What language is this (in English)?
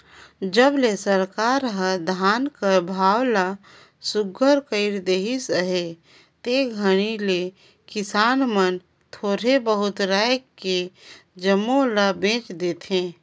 Chhattisgarhi